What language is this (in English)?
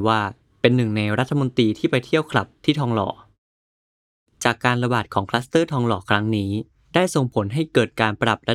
Thai